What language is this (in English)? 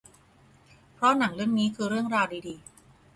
Thai